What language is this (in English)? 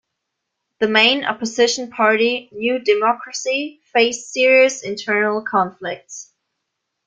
English